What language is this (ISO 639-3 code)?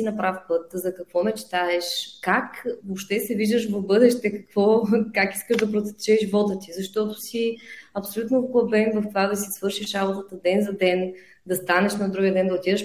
bul